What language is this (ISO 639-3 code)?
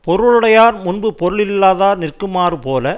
tam